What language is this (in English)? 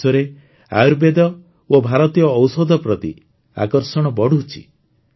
Odia